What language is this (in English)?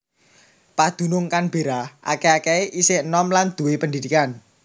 Javanese